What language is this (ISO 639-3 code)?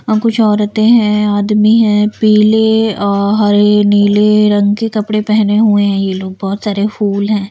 hin